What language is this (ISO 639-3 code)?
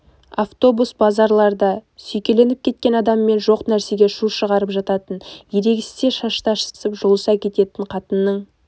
kaz